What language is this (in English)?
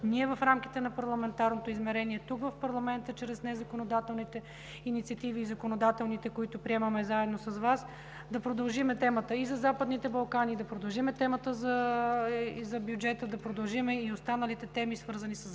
Bulgarian